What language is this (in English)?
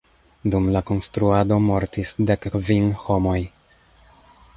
Esperanto